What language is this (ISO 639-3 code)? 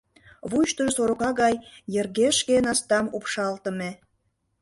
chm